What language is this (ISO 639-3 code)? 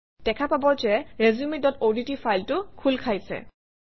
asm